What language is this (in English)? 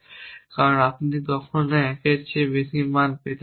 Bangla